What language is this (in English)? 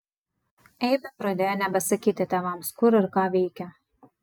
Lithuanian